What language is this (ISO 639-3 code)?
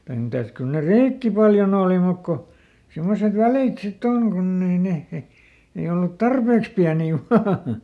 fin